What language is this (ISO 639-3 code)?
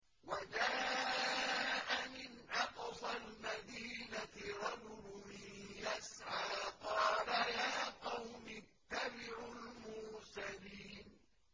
ara